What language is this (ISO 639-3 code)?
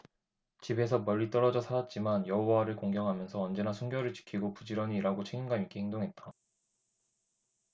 kor